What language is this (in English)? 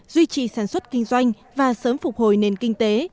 Vietnamese